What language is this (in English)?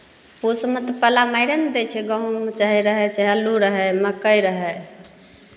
Maithili